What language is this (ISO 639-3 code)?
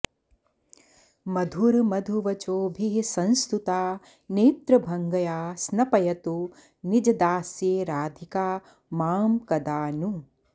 san